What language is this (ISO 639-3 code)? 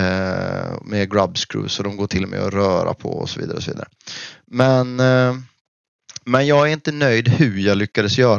swe